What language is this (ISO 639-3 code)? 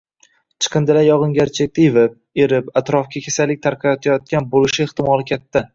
uzb